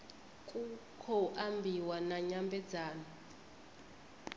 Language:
Venda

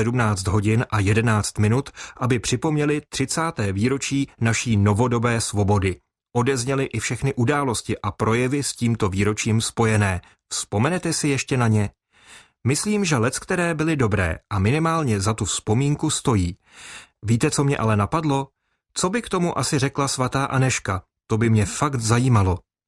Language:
Czech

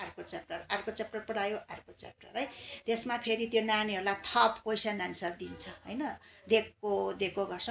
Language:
Nepali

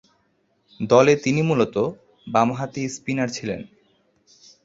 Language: Bangla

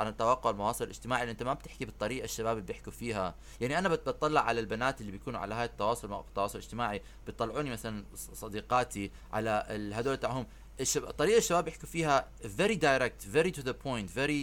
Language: Arabic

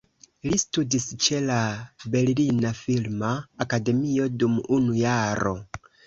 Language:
Esperanto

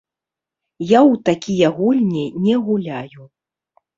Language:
Belarusian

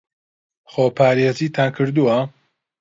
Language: Central Kurdish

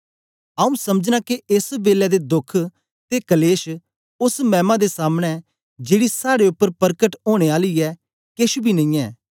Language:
Dogri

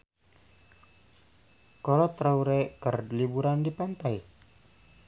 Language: Sundanese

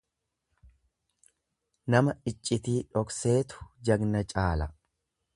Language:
Oromo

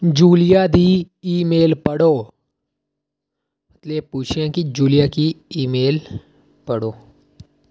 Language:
Dogri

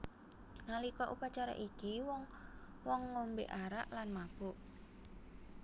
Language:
Javanese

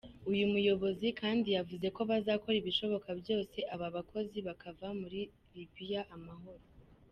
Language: Kinyarwanda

